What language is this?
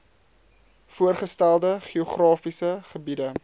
Afrikaans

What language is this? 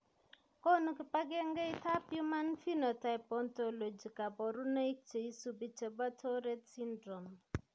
Kalenjin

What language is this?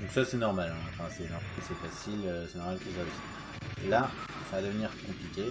French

